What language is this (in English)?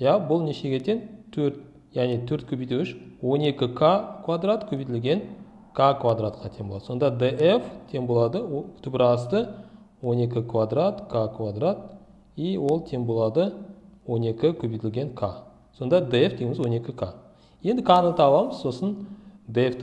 Turkish